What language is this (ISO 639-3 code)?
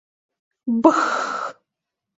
chm